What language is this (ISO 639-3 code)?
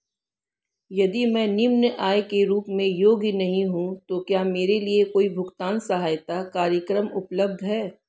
hin